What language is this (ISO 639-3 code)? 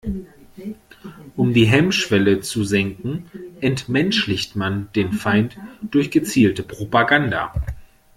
deu